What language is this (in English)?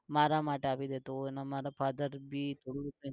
Gujarati